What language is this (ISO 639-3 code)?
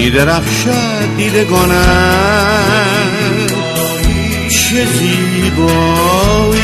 fas